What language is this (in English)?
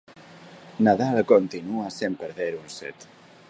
Galician